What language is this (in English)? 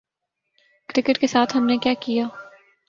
Urdu